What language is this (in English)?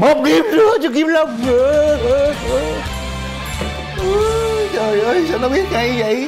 Vietnamese